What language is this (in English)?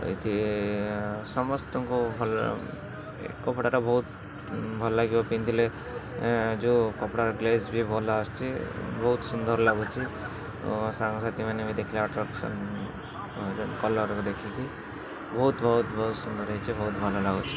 Odia